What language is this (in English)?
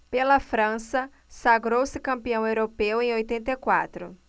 Portuguese